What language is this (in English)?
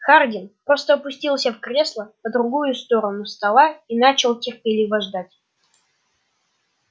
Russian